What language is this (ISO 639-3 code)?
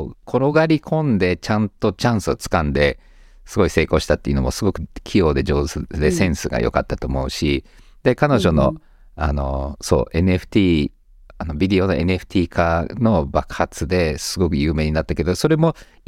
jpn